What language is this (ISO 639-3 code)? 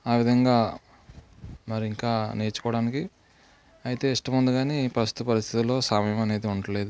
tel